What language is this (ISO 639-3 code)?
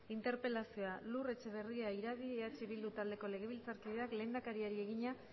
eus